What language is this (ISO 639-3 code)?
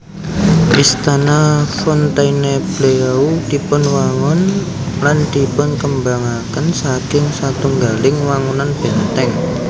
jav